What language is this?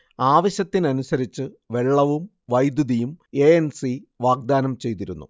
Malayalam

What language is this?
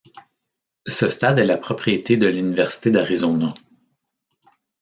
French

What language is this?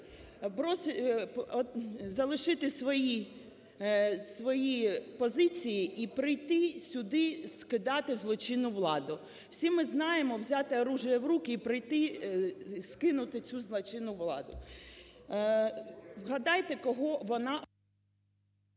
Ukrainian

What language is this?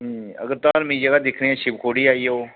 Dogri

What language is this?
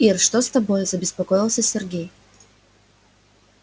Russian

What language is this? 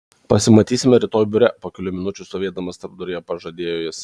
Lithuanian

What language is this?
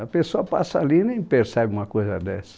Portuguese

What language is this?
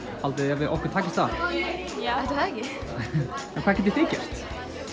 Icelandic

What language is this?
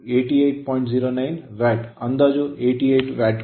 Kannada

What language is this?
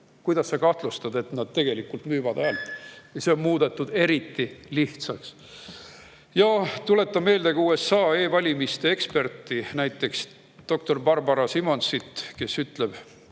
Estonian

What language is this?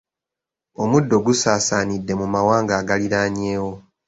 Ganda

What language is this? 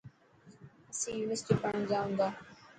Dhatki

